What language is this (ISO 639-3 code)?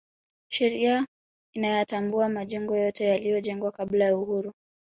swa